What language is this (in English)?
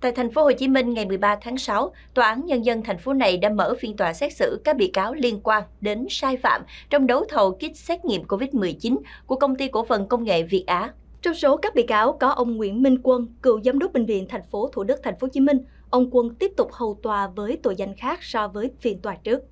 Vietnamese